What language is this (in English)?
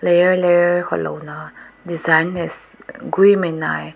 Rongmei Naga